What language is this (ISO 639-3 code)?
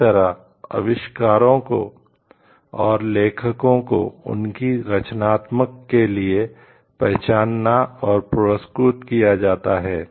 hin